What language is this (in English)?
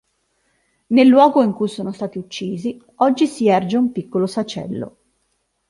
Italian